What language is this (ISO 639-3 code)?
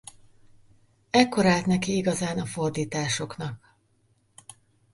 hun